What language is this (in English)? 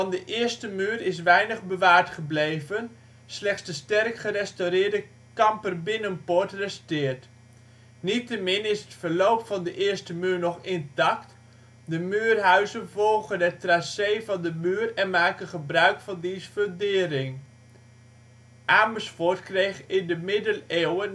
Dutch